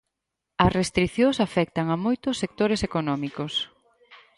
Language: Galician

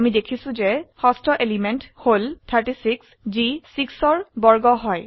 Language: Assamese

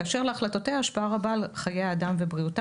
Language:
Hebrew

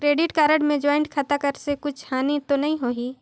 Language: Chhattisgarhi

